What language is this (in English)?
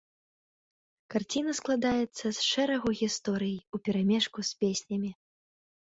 Belarusian